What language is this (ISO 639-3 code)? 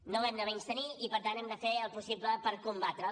cat